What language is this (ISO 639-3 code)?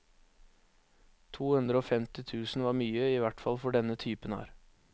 nor